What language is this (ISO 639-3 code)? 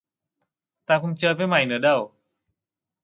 vie